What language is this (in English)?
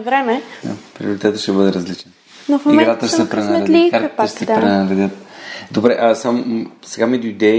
Bulgarian